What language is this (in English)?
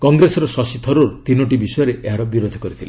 Odia